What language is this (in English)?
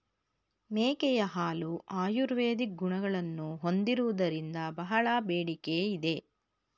Kannada